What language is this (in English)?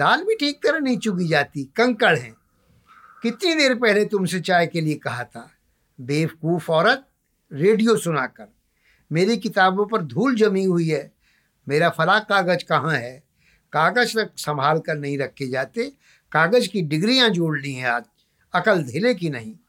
Hindi